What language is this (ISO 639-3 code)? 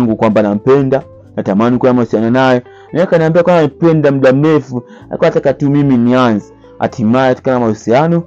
swa